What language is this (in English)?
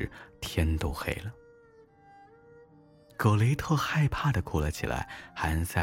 Chinese